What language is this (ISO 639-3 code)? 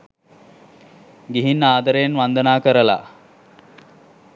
sin